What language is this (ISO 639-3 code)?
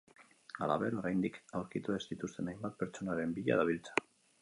eus